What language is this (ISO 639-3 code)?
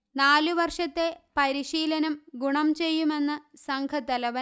mal